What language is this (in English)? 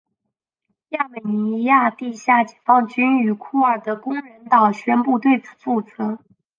Chinese